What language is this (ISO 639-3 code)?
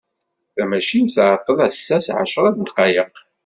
kab